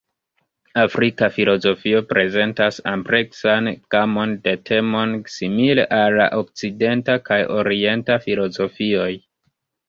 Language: Esperanto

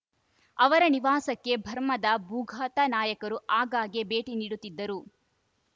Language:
Kannada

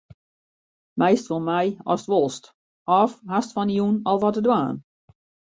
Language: Western Frisian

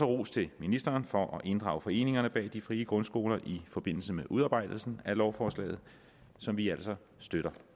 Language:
Danish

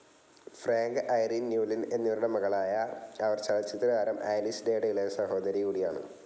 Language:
Malayalam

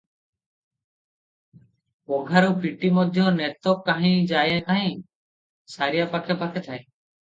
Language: Odia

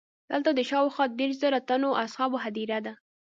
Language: Pashto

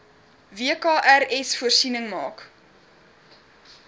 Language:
Afrikaans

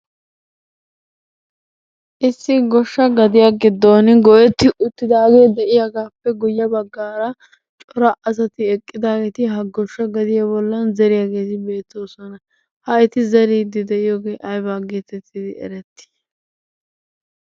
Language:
Wolaytta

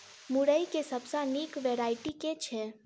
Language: Maithili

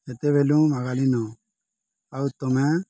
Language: Odia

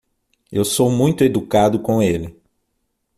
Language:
Portuguese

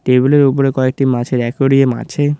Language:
Bangla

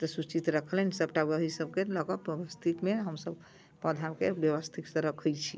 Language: Maithili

